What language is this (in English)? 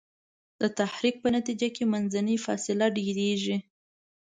Pashto